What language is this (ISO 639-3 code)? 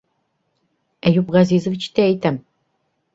bak